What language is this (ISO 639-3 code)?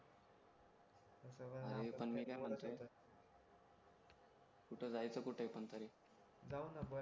mar